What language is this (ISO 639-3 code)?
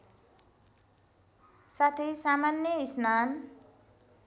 nep